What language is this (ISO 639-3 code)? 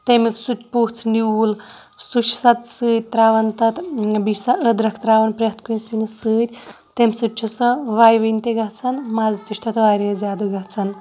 kas